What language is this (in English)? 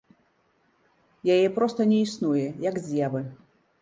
Belarusian